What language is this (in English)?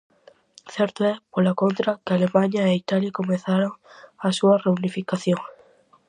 Galician